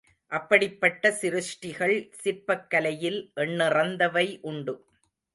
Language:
Tamil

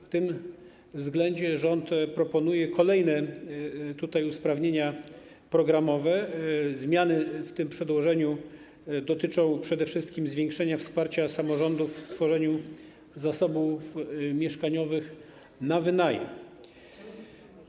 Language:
Polish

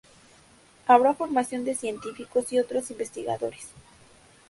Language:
Spanish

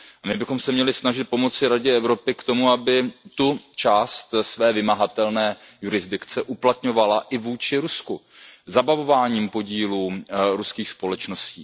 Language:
Czech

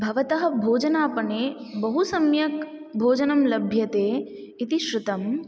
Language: Sanskrit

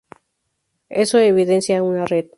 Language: Spanish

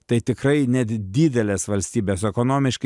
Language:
Lithuanian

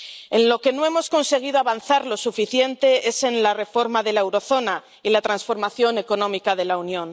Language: Spanish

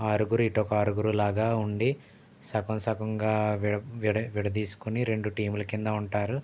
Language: Telugu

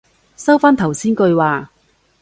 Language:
Cantonese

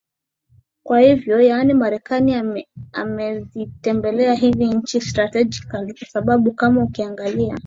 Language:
Swahili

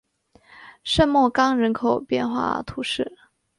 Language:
Chinese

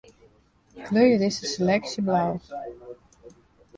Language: Western Frisian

